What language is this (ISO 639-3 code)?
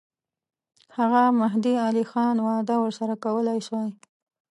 pus